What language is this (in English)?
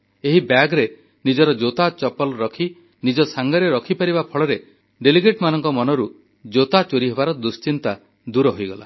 Odia